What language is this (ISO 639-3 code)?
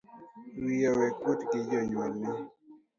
luo